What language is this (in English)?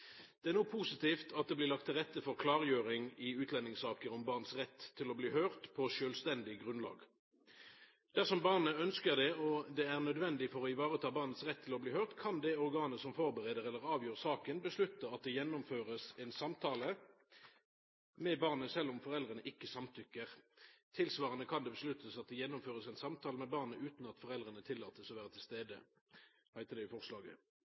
Norwegian Nynorsk